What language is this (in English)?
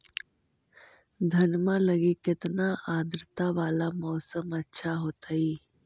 Magahi